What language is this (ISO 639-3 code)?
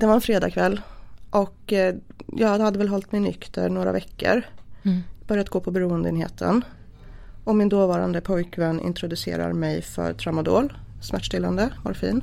swe